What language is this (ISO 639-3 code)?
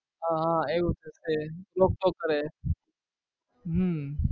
guj